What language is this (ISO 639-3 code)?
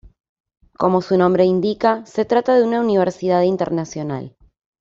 spa